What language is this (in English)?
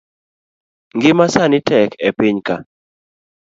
Luo (Kenya and Tanzania)